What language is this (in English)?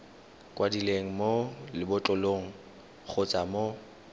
Tswana